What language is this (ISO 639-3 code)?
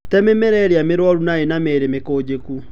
kik